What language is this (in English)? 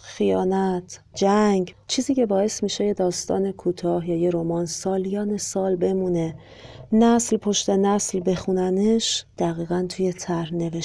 Persian